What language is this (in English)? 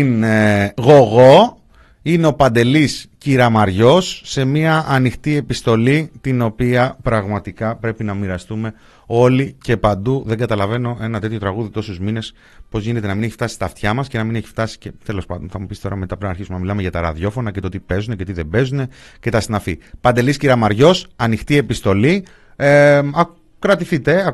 Greek